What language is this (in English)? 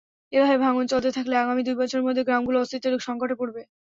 Bangla